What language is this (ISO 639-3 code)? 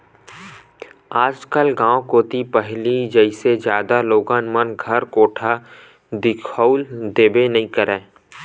hne